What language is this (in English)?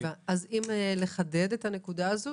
Hebrew